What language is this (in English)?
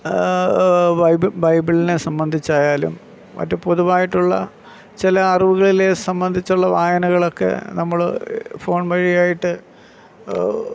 Malayalam